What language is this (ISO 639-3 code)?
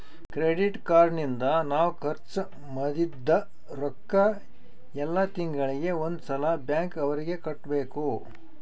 kan